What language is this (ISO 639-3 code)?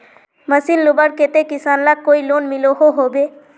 mag